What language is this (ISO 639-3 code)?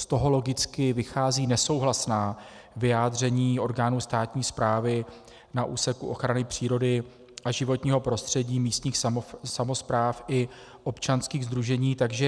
ces